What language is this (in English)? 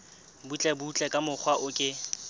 Southern Sotho